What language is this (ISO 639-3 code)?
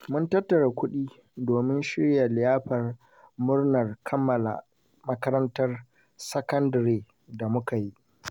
hau